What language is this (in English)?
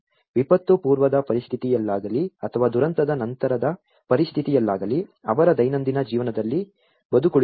Kannada